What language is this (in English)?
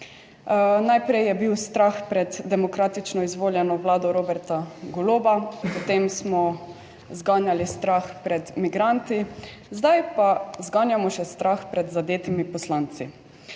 Slovenian